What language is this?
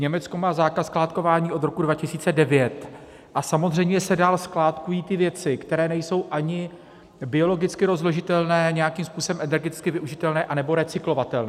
Czech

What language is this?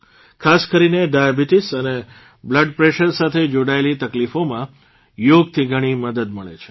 Gujarati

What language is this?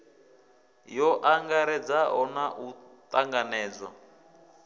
Venda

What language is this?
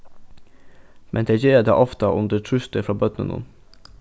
Faroese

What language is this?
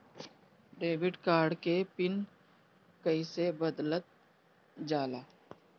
Bhojpuri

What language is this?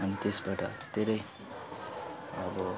Nepali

